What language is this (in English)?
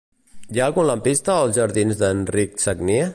Catalan